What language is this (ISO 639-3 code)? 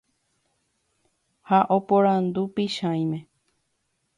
grn